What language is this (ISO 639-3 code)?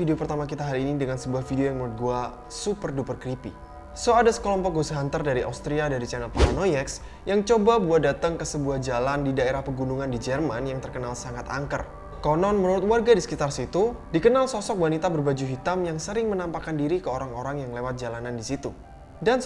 ind